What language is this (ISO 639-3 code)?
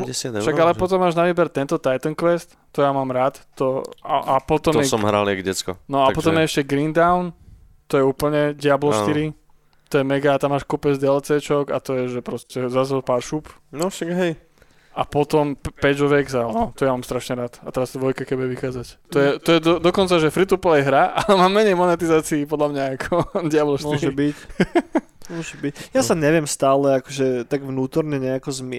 slk